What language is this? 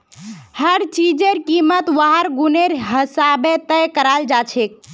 Magahi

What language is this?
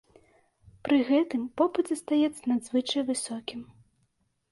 Belarusian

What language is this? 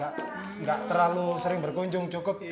Indonesian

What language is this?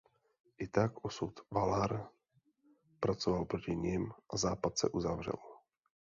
Czech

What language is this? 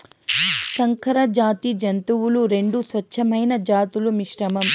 Telugu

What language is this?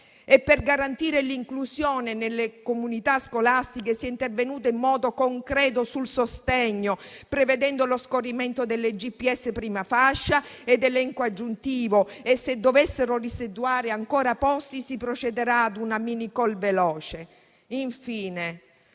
Italian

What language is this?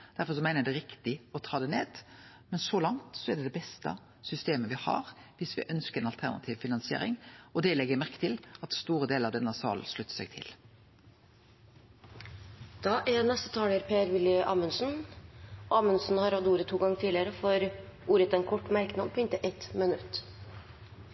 Norwegian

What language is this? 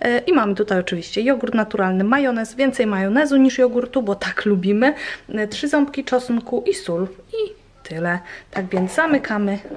Polish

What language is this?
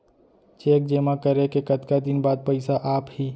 Chhattisgarhi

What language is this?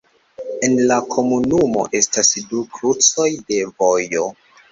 Esperanto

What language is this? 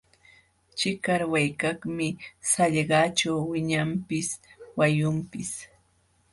Jauja Wanca Quechua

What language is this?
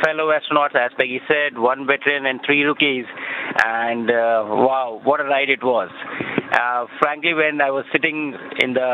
English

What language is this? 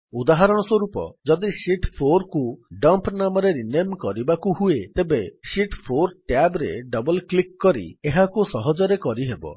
Odia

